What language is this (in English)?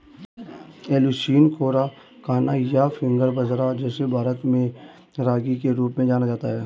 Hindi